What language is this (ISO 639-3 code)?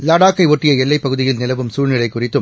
tam